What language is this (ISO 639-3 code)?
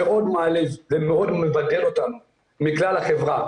heb